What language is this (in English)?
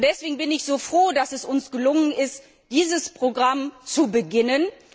German